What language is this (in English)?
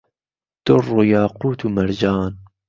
Central Kurdish